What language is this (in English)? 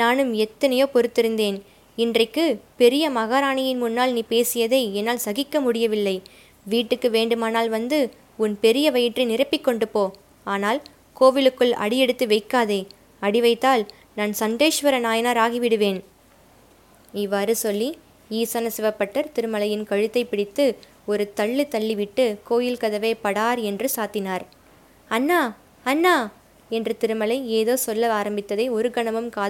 Tamil